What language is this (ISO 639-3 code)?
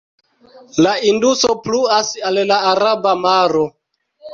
epo